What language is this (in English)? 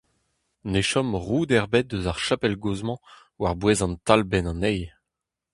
Breton